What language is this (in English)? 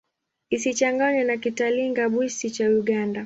Swahili